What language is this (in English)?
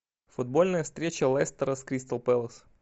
Russian